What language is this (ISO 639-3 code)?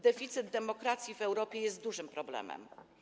pol